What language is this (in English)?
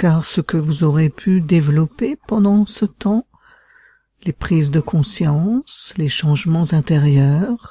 French